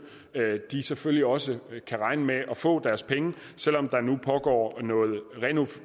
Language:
Danish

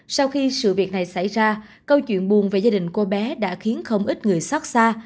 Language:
Vietnamese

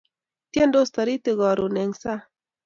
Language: Kalenjin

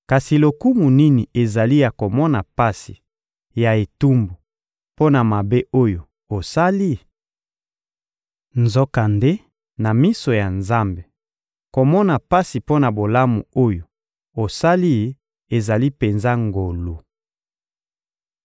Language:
Lingala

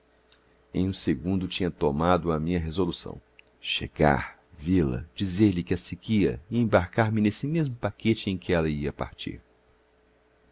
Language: Portuguese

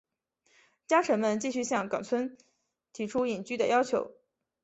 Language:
Chinese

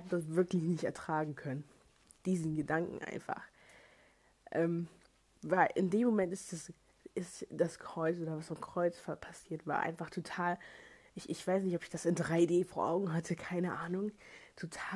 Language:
German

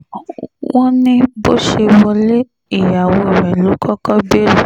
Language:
Yoruba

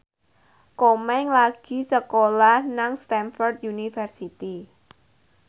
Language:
Javanese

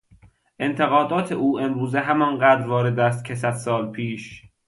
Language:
Persian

